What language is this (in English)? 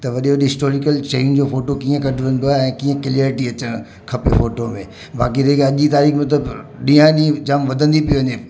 Sindhi